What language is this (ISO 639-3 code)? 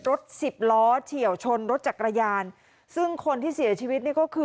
tha